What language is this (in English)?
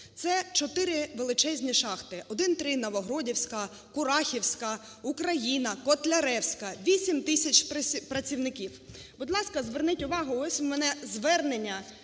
Ukrainian